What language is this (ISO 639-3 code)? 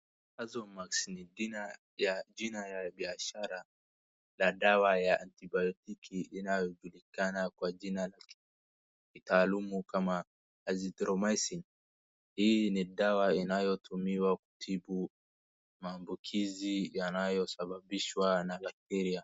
swa